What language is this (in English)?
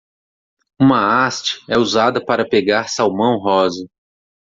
Portuguese